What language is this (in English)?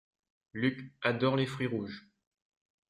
French